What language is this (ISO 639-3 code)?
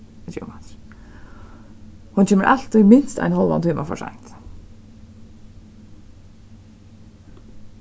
fao